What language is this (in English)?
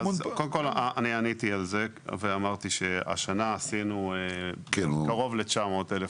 Hebrew